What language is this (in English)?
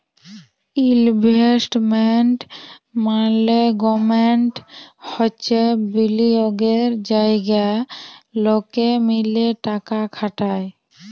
Bangla